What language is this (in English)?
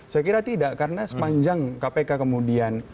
Indonesian